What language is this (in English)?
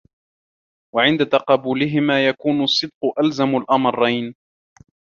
Arabic